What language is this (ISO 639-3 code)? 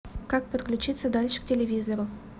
rus